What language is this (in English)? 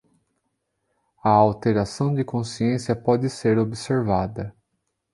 Portuguese